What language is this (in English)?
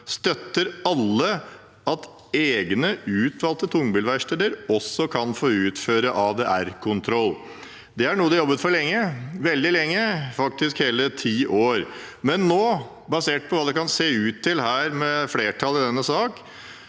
Norwegian